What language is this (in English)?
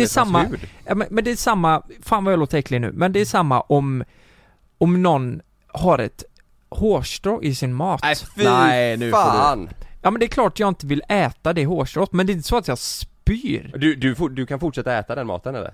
Swedish